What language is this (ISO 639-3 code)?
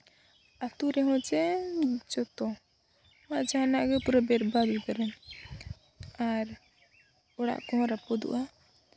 sat